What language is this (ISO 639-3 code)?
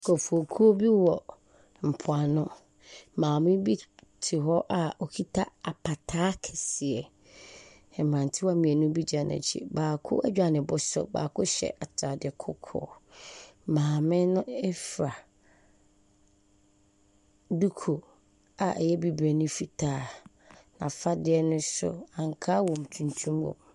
aka